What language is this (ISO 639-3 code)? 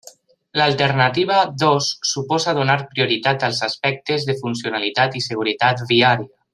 cat